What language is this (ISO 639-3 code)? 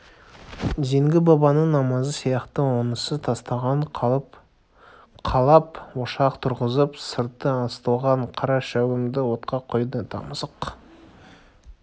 kaz